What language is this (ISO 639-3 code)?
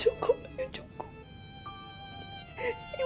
ind